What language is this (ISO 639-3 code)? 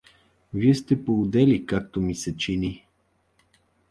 bul